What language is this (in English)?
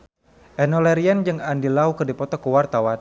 Sundanese